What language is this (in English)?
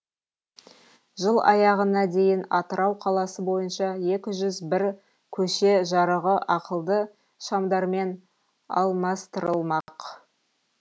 Kazakh